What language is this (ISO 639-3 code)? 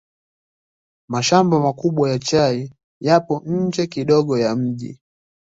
swa